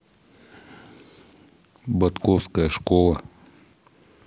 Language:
Russian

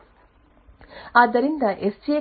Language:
Kannada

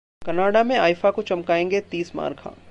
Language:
Hindi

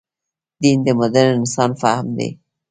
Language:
Pashto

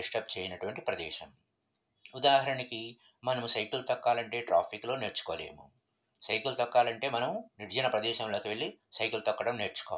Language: Telugu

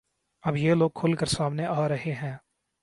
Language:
Urdu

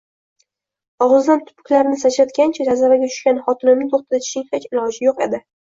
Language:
Uzbek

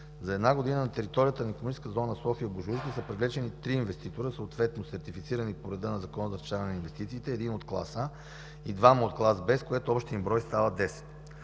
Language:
Bulgarian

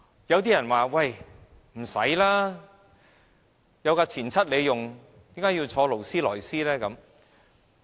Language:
Cantonese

